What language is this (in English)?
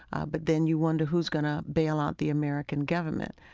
English